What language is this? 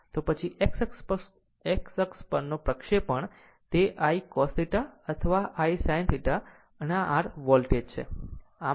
Gujarati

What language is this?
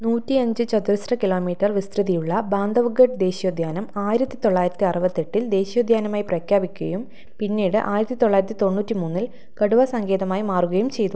Malayalam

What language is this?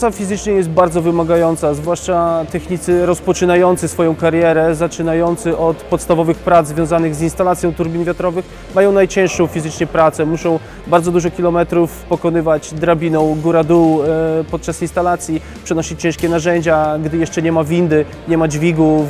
Polish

